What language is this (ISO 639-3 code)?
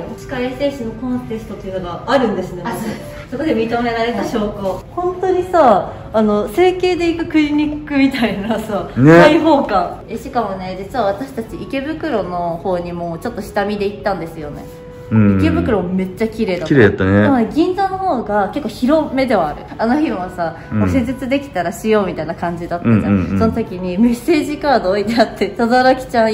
jpn